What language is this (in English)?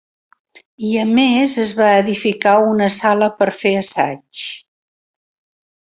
Catalan